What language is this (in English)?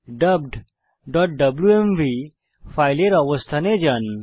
Bangla